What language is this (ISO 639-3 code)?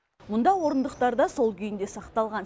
kaz